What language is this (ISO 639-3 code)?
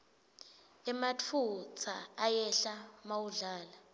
ssw